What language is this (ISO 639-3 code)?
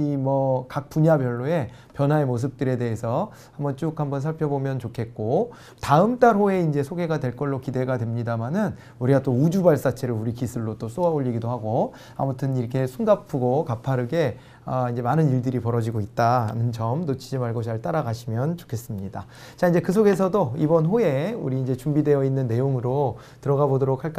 kor